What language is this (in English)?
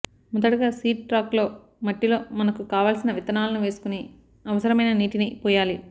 Telugu